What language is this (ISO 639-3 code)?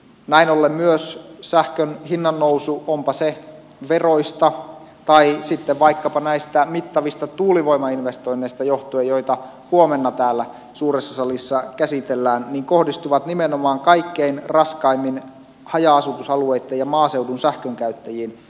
fin